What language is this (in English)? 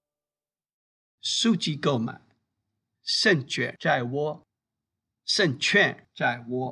Chinese